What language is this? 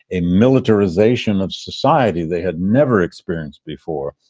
English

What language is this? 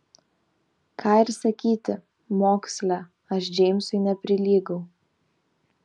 Lithuanian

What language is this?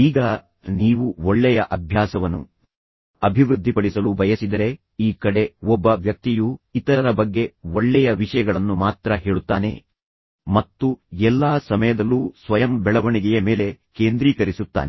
Kannada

